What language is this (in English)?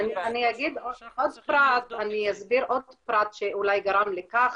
Hebrew